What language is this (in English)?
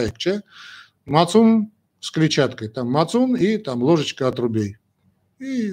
Russian